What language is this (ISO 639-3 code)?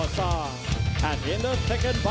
tha